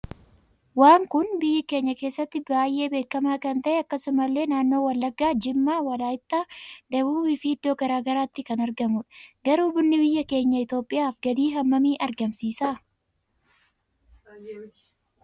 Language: Oromo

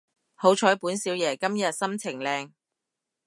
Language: Cantonese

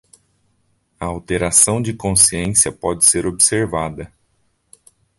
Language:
Portuguese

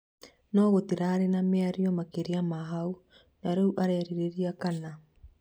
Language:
Kikuyu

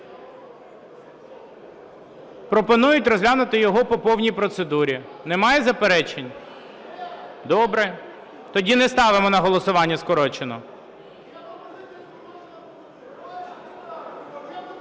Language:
Ukrainian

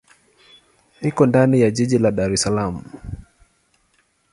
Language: Swahili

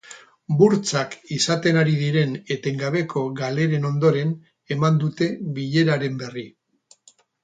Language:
Basque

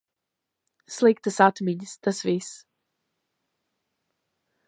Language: Latvian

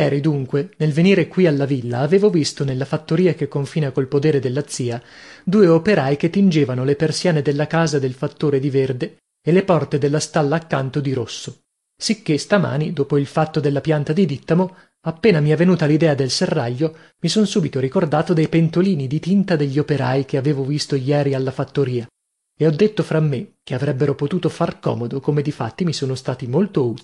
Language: Italian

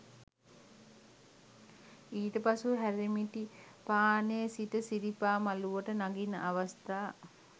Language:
Sinhala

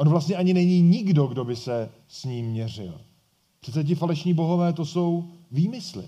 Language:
Czech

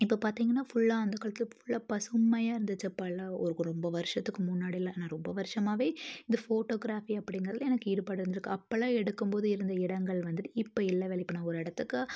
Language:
Tamil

